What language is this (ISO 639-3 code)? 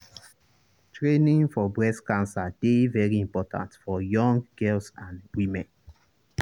pcm